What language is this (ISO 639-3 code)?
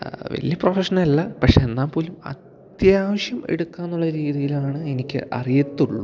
mal